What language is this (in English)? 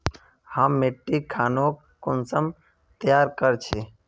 Magahi